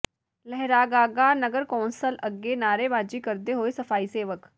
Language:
Punjabi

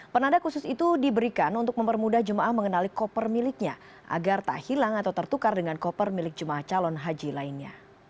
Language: Indonesian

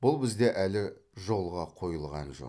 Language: Kazakh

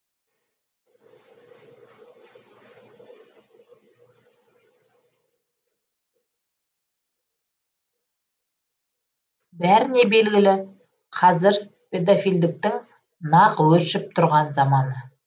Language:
Kazakh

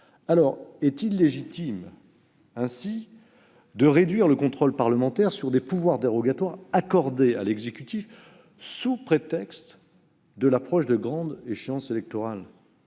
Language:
French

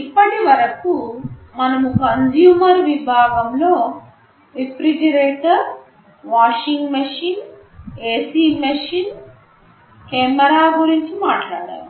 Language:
Telugu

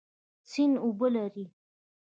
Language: Pashto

